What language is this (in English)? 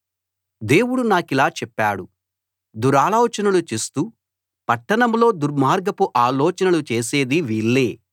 Telugu